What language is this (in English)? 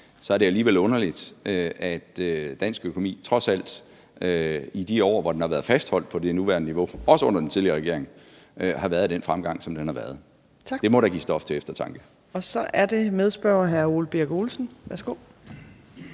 Danish